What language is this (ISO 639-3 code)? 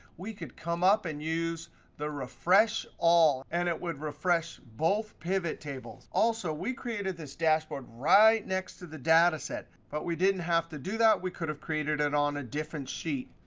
eng